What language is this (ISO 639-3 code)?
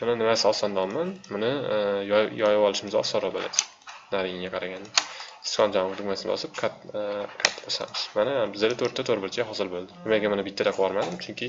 tur